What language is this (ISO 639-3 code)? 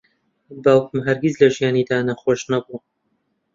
ckb